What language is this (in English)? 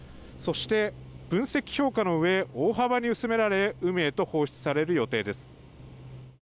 Japanese